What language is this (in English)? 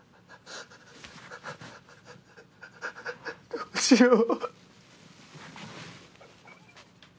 Japanese